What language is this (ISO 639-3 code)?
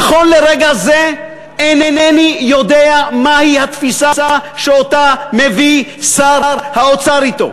heb